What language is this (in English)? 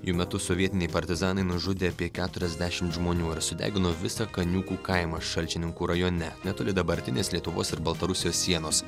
Lithuanian